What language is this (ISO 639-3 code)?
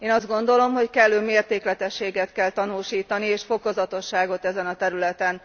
hun